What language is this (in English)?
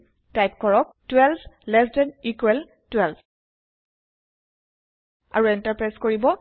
Assamese